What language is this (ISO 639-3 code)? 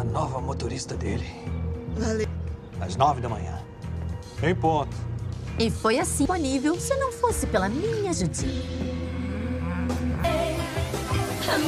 por